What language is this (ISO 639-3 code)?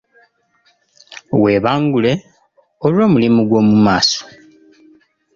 lug